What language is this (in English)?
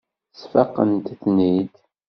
Kabyle